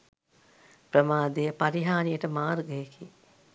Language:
Sinhala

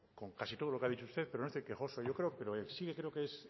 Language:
Spanish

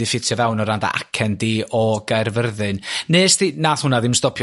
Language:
Welsh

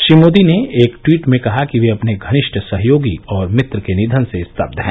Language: Hindi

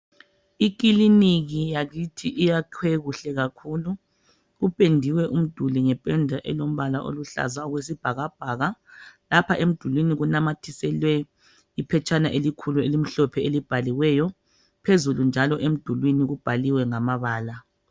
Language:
North Ndebele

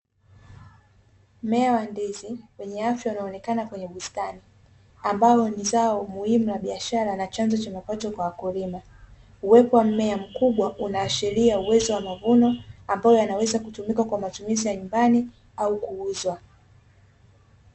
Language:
Swahili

